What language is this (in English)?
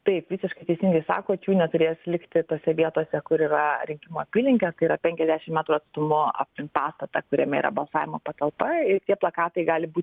Lithuanian